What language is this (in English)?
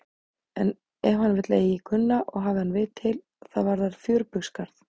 Icelandic